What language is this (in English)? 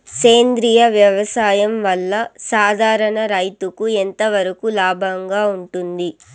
Telugu